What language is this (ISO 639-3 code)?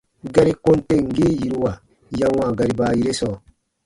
bba